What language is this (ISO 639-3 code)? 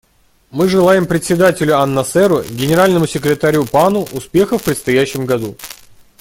rus